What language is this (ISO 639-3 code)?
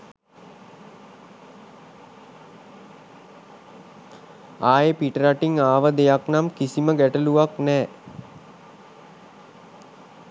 sin